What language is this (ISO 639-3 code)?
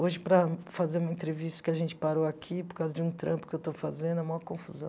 por